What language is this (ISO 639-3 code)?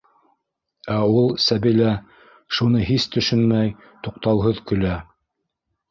bak